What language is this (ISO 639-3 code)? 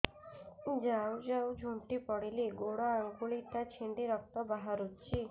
ori